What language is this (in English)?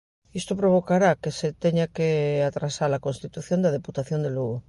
Galician